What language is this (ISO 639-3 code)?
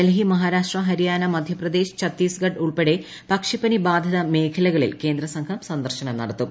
mal